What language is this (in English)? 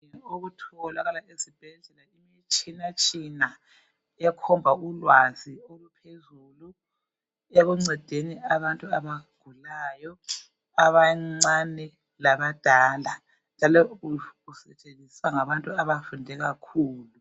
North Ndebele